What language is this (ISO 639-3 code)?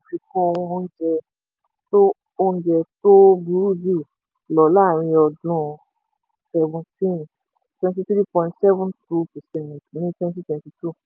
yor